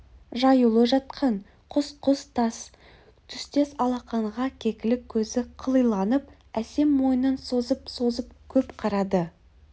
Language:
Kazakh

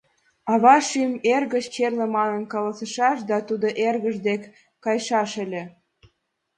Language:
Mari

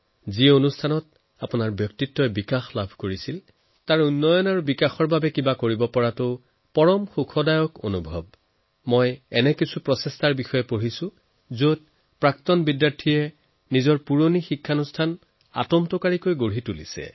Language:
Assamese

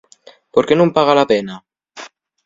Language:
Asturian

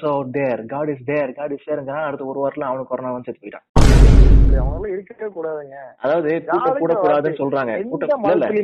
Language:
Tamil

